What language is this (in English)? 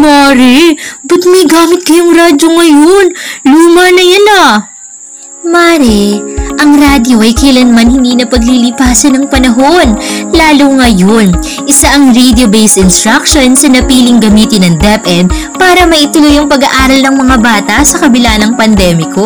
Filipino